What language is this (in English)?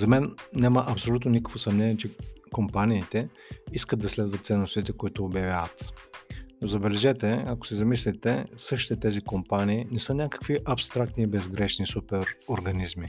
Bulgarian